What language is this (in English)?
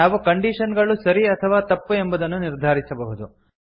Kannada